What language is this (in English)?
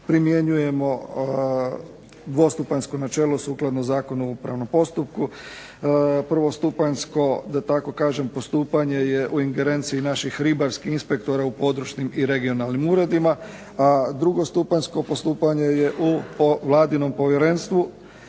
Croatian